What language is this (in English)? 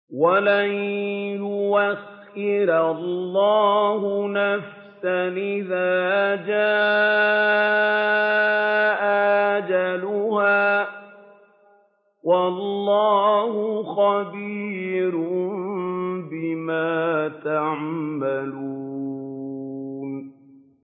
Arabic